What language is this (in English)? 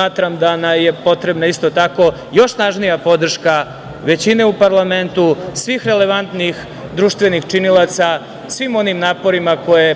Serbian